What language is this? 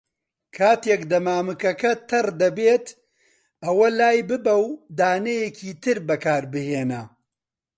Central Kurdish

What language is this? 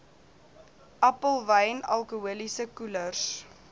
Afrikaans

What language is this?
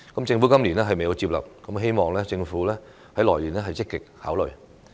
Cantonese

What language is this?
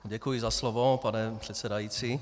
Czech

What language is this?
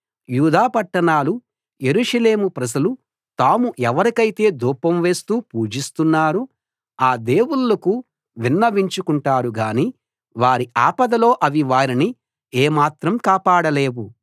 Telugu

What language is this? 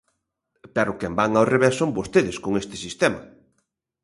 Galician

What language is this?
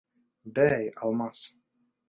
Bashkir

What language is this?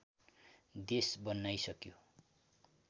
Nepali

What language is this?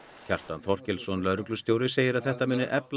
Icelandic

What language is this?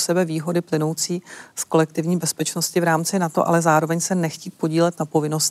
Czech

